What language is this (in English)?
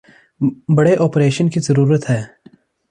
Urdu